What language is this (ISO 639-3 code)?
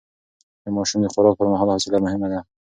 pus